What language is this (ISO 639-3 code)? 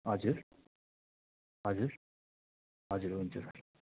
nep